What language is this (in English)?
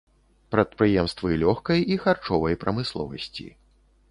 Belarusian